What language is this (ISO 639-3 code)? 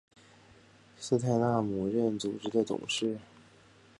zho